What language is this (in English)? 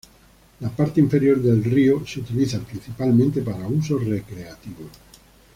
Spanish